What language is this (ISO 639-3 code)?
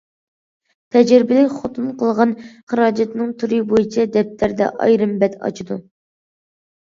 uig